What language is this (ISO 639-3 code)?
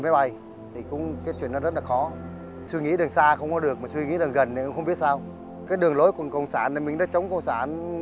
vie